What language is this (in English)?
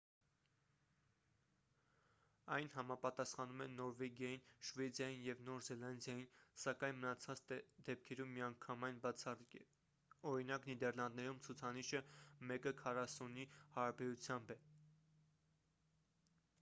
Armenian